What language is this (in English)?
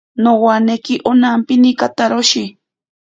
Ashéninka Perené